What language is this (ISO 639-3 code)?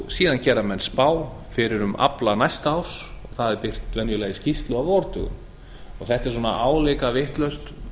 isl